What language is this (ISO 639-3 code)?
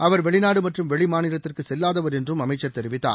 tam